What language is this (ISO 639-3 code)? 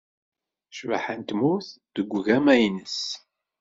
kab